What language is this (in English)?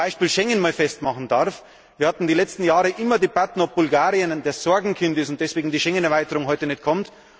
German